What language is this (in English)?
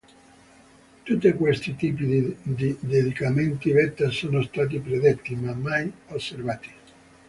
Italian